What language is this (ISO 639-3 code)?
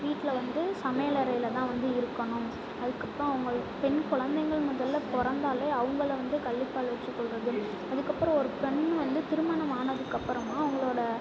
tam